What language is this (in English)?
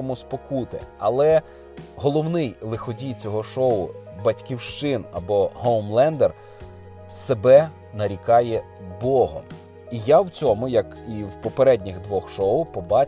Ukrainian